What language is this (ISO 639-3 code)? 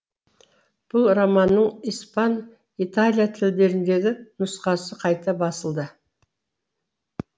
kaz